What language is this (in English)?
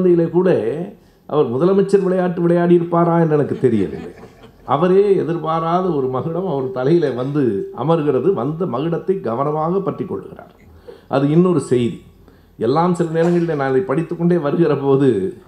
Tamil